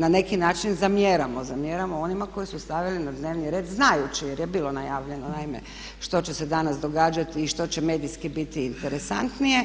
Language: Croatian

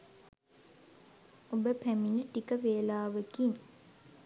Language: Sinhala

